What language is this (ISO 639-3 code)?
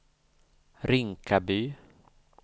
swe